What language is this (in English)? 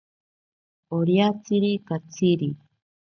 Ashéninka Perené